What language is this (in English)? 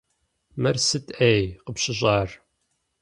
Kabardian